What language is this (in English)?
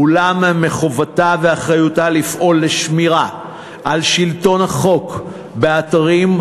Hebrew